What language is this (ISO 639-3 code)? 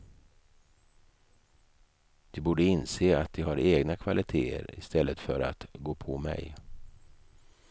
swe